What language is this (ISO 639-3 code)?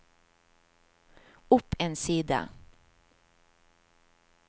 nor